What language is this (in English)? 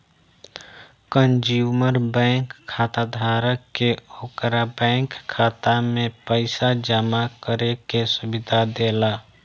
Bhojpuri